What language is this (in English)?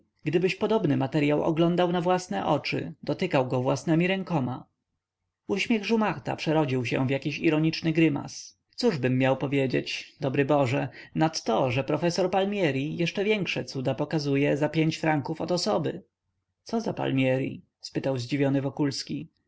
Polish